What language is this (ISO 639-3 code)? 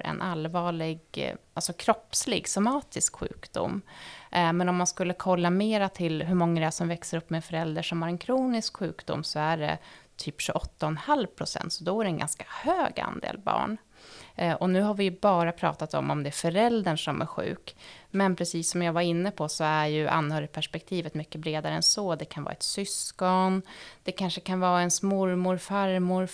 swe